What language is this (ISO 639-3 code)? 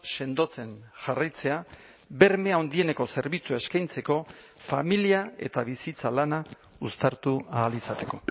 eus